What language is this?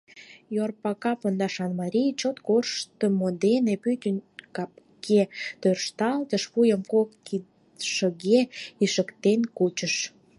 Mari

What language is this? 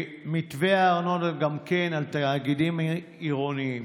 Hebrew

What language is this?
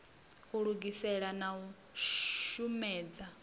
Venda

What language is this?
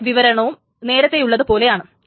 Malayalam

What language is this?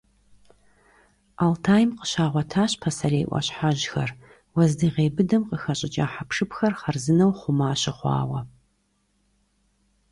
Kabardian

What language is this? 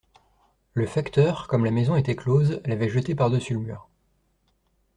French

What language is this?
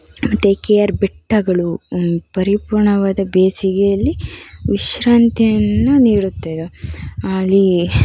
Kannada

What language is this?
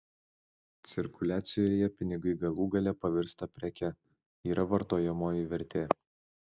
Lithuanian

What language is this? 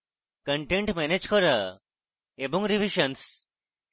Bangla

